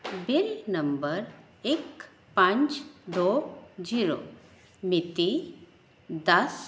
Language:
Punjabi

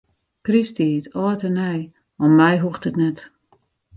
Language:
Western Frisian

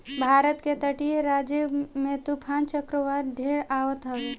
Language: Bhojpuri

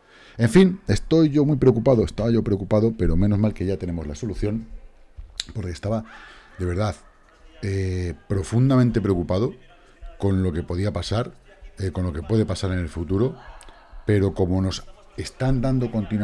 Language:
Spanish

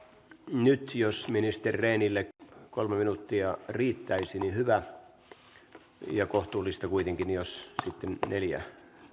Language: Finnish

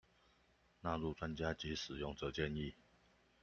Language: Chinese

